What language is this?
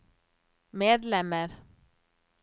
Norwegian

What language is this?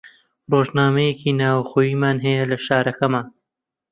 Central Kurdish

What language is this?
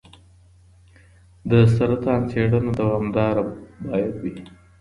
Pashto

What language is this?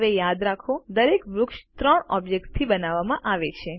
Gujarati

